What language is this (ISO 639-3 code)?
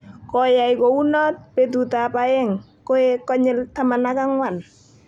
kln